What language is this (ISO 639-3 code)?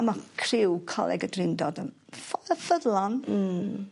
cym